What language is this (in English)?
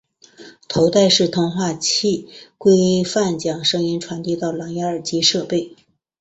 Chinese